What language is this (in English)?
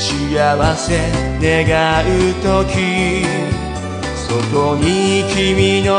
Japanese